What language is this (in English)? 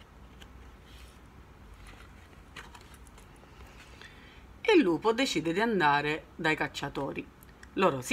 Italian